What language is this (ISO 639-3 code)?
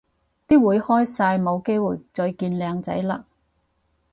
yue